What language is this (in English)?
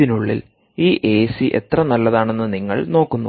Malayalam